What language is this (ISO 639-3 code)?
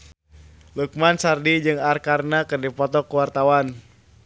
sun